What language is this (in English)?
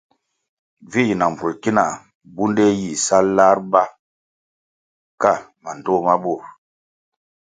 Kwasio